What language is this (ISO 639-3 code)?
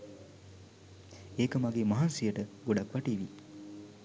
sin